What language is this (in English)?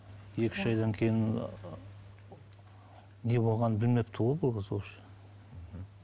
Kazakh